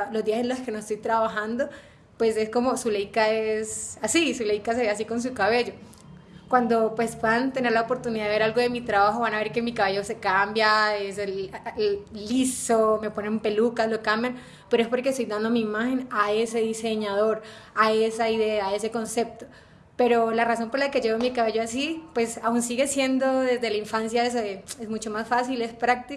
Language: Spanish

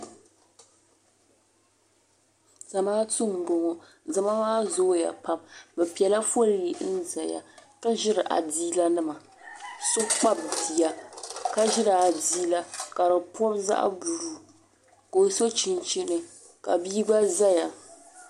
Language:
Dagbani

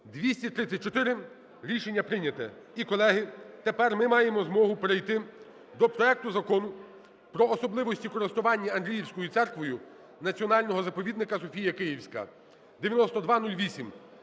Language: Ukrainian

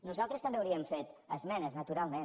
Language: Catalan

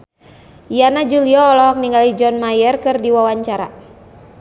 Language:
Sundanese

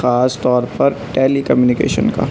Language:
Urdu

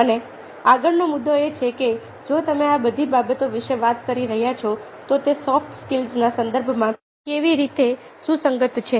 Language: Gujarati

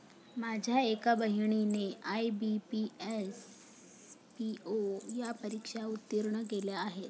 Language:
Marathi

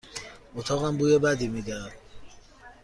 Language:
Persian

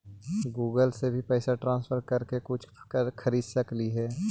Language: Magahi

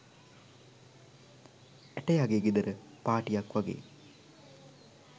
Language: Sinhala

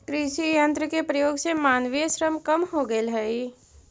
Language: Magahi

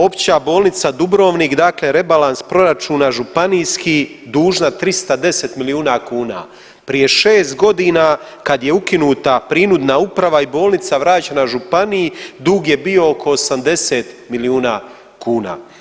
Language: Croatian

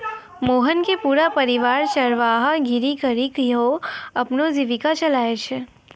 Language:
Maithili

